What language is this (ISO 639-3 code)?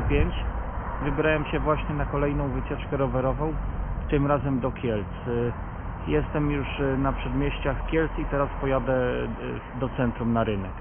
pol